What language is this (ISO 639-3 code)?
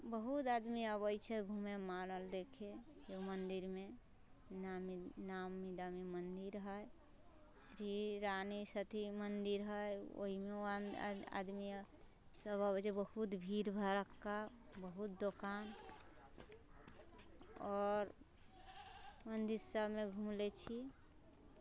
mai